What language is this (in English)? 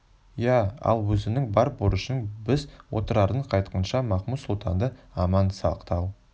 Kazakh